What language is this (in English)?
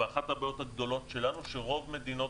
Hebrew